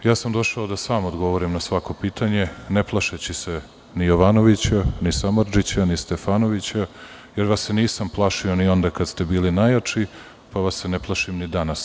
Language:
Serbian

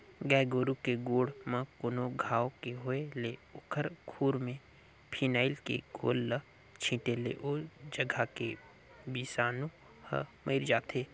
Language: Chhattisgarhi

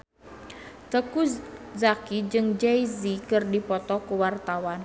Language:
Sundanese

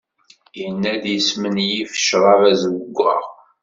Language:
Kabyle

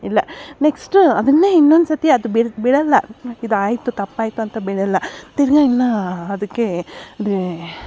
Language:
Kannada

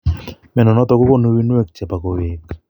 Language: Kalenjin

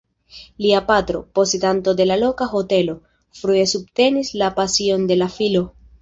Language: Esperanto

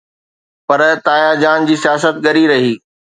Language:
Sindhi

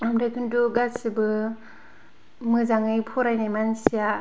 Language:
Bodo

